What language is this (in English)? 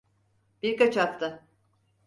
Turkish